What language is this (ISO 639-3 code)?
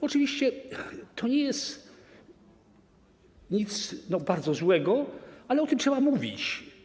pol